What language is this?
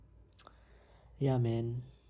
English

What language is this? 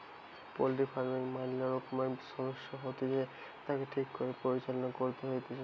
Bangla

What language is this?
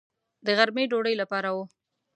Pashto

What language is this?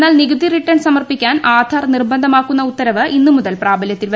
Malayalam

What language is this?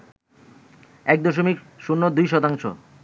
Bangla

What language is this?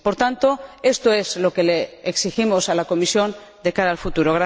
Spanish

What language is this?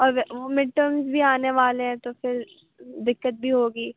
Urdu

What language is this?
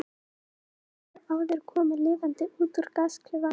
Icelandic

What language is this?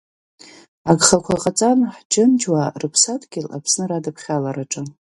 Abkhazian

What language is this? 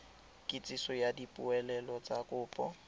Tswana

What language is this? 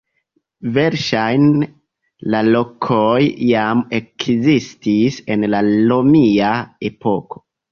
Esperanto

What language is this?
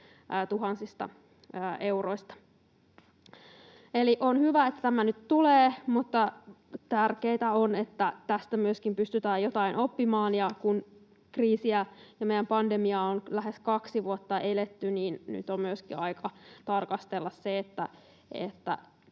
Finnish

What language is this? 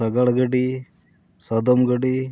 Santali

